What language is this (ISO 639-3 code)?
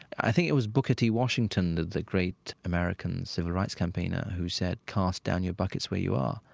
eng